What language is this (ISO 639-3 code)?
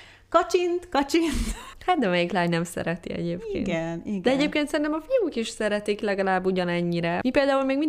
hun